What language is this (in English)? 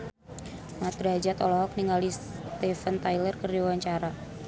Sundanese